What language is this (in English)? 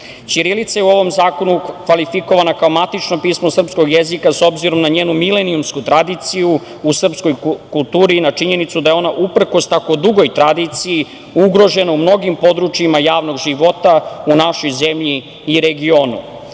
Serbian